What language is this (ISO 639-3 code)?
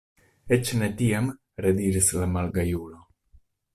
epo